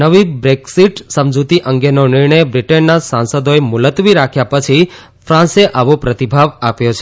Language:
Gujarati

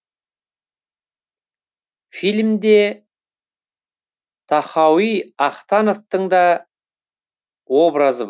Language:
Kazakh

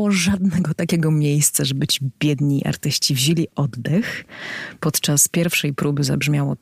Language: Polish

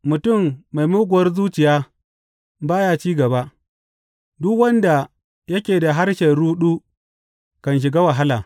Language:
Hausa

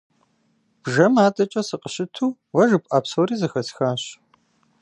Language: Kabardian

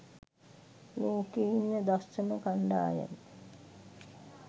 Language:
Sinhala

